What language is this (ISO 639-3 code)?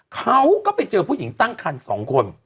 tha